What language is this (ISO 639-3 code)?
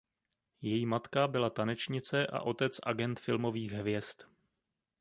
ces